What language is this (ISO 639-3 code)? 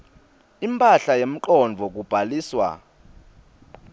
ssw